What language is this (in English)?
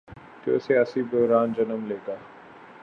Urdu